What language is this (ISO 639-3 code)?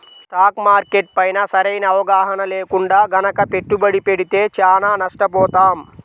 tel